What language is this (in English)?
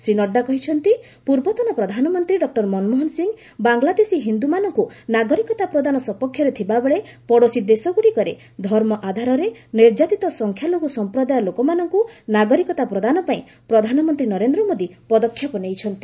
Odia